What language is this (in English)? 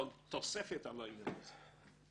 Hebrew